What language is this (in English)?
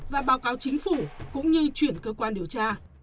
Vietnamese